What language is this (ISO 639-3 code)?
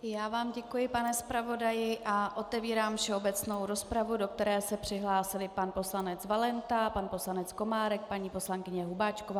ces